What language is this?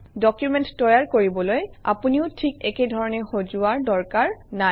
Assamese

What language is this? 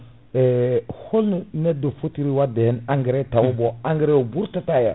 Fula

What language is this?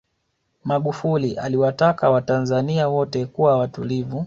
Swahili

